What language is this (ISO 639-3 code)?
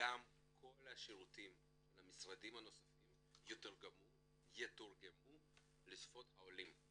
heb